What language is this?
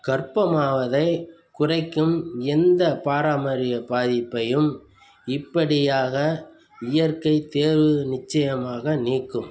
Tamil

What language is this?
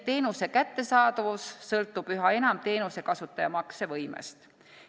Estonian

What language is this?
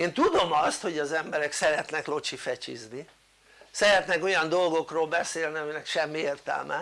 Hungarian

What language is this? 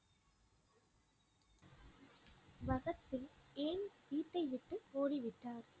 Tamil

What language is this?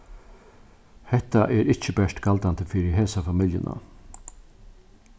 Faroese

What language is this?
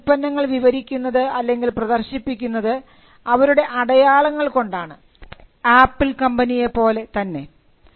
Malayalam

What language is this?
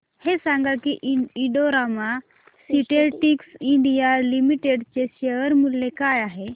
Marathi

